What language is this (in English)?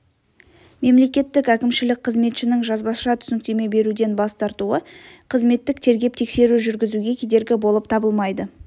Kazakh